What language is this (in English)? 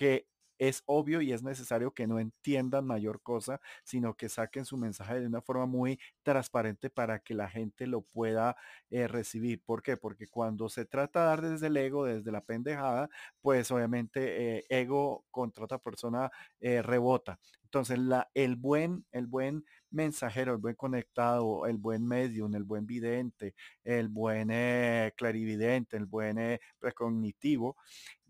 Spanish